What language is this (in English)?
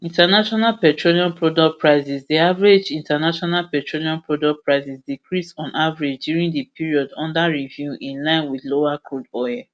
Nigerian Pidgin